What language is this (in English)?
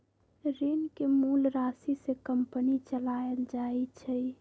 Magahi